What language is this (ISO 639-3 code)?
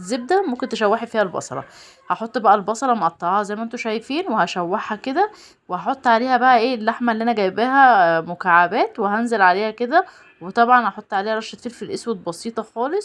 ara